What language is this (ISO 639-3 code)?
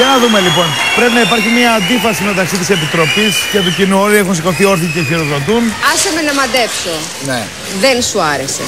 ell